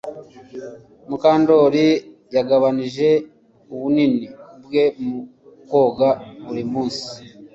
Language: Kinyarwanda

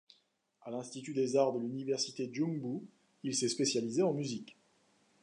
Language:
French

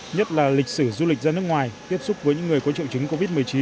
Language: Vietnamese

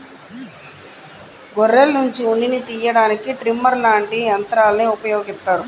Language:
Telugu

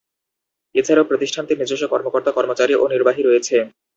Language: Bangla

